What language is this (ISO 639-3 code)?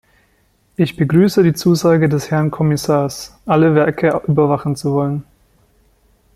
deu